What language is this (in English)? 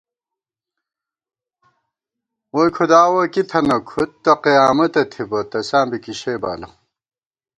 Gawar-Bati